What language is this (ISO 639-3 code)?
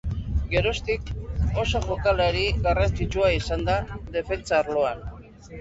eus